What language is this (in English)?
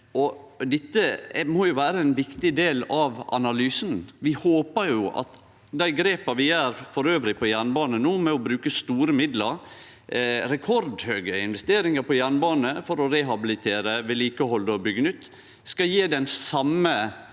Norwegian